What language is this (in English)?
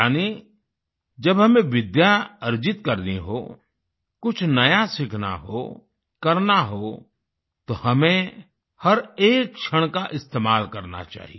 Hindi